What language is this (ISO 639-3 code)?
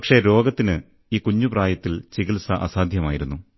mal